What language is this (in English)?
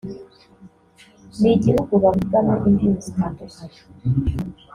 Kinyarwanda